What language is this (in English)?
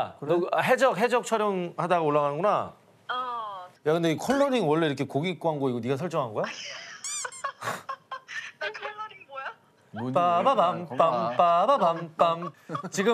Korean